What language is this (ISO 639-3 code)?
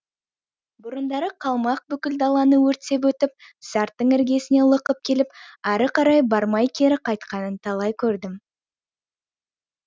kaz